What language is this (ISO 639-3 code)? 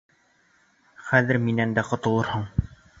bak